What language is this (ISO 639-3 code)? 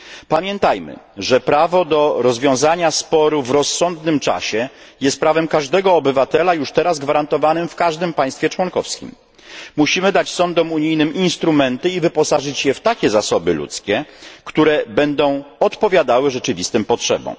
pol